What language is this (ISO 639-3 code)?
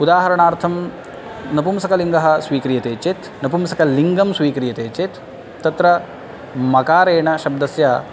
san